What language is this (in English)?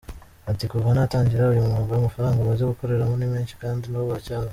Kinyarwanda